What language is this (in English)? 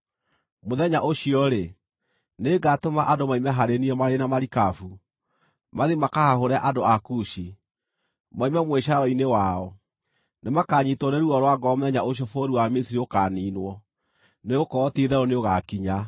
Kikuyu